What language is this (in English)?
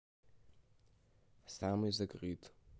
Russian